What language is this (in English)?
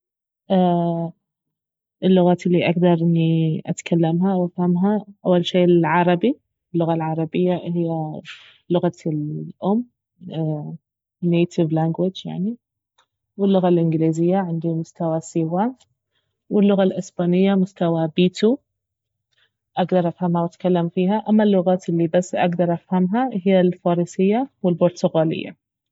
Baharna Arabic